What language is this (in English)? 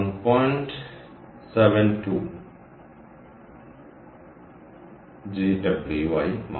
Malayalam